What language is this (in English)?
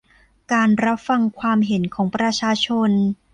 Thai